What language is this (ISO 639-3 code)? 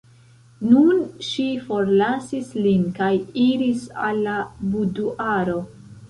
epo